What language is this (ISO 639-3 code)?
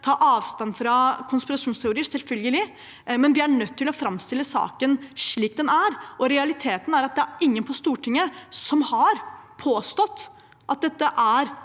nor